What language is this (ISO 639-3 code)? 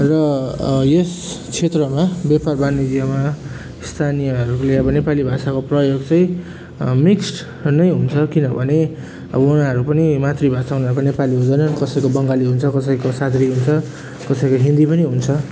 nep